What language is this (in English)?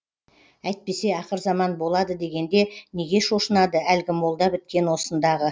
Kazakh